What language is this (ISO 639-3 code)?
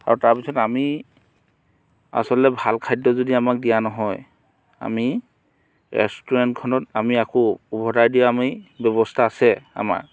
asm